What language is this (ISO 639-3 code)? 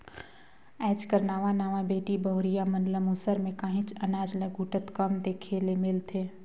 hne